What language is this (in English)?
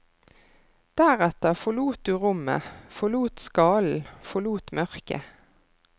Norwegian